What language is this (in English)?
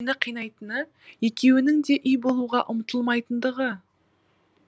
Kazakh